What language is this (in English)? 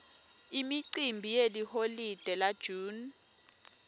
Swati